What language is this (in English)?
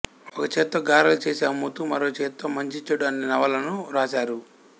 Telugu